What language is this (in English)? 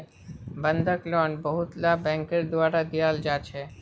Magahi